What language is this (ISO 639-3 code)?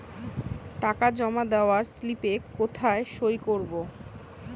ben